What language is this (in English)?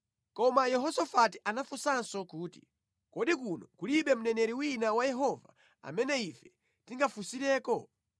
Nyanja